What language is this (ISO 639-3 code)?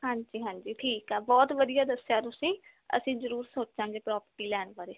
pan